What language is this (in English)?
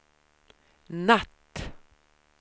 Swedish